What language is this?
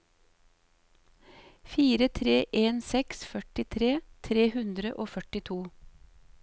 Norwegian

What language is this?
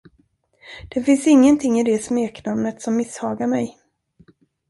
Swedish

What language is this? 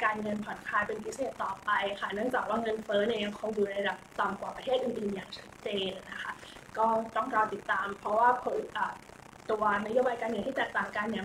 Thai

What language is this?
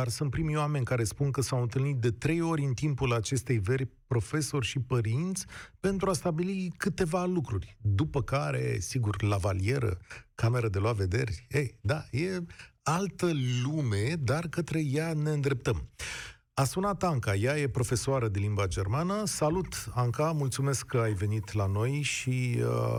Romanian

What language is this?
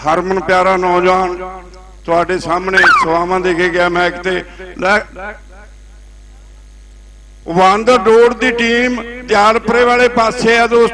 Hindi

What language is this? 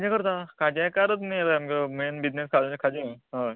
Konkani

